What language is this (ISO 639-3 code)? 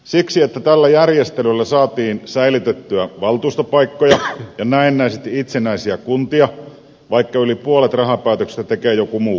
fin